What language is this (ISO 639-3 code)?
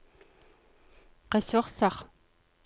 nor